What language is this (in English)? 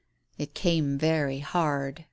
English